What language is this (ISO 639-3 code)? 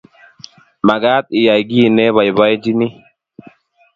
kln